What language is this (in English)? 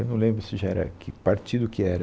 Portuguese